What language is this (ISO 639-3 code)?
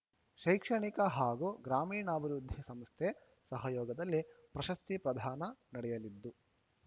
kan